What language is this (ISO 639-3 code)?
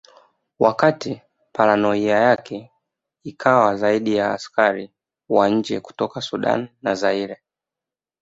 swa